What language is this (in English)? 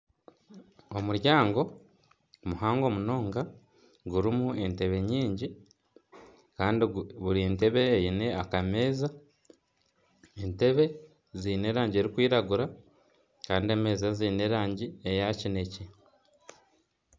Nyankole